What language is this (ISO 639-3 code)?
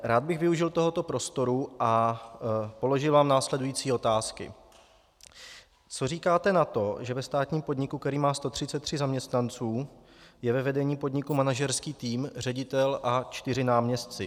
ces